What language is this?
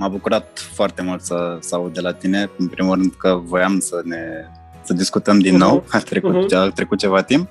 Romanian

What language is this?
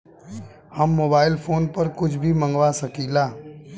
Bhojpuri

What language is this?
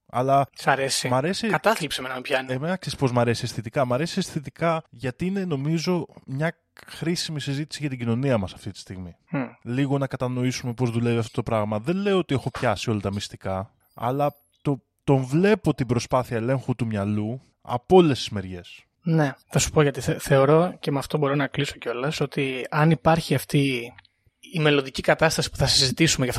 Greek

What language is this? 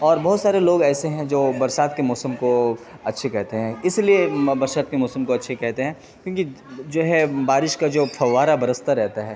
Urdu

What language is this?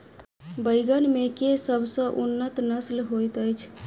Maithili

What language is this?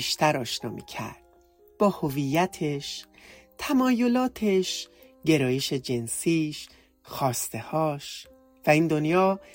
Persian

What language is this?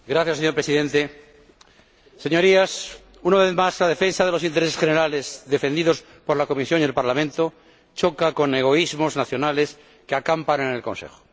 Spanish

